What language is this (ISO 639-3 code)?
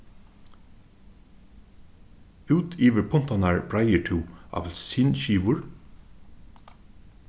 fao